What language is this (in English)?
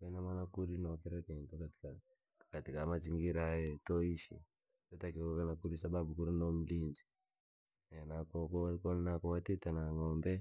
Langi